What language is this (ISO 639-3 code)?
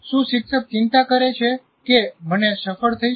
guj